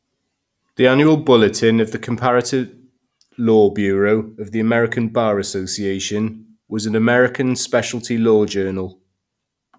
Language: English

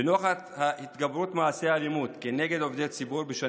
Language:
Hebrew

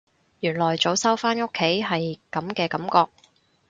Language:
Cantonese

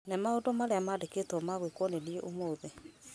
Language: Kikuyu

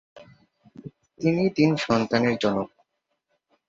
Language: Bangla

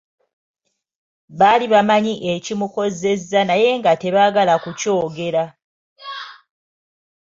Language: Ganda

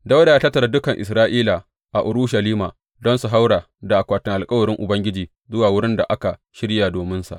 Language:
Hausa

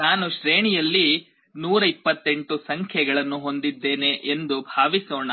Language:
Kannada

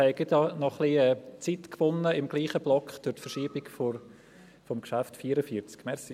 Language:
Swiss German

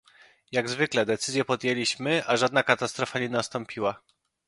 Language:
Polish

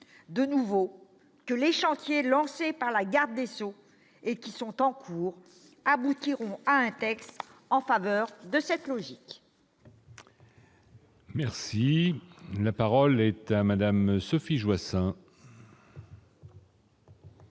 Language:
French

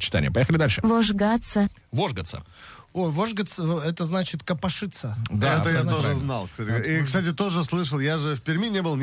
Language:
Russian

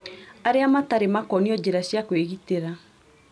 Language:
Kikuyu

